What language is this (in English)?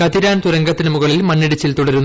Malayalam